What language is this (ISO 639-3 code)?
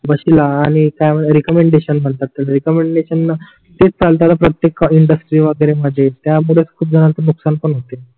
mar